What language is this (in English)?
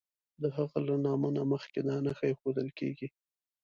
Pashto